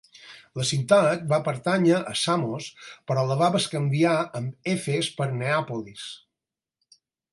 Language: Catalan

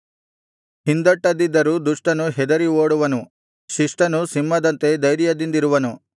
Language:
Kannada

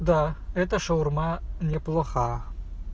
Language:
Russian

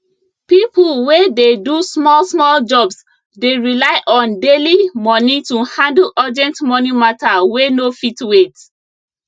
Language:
Nigerian Pidgin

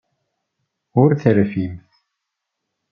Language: Kabyle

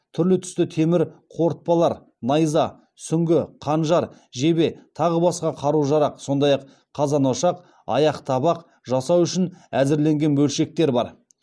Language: Kazakh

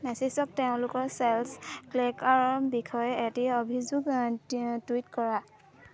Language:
Assamese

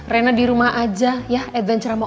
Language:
Indonesian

